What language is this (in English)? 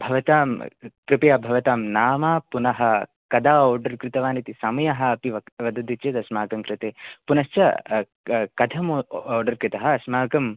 Sanskrit